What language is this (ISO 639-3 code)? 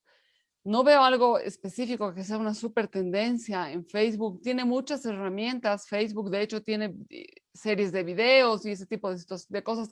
spa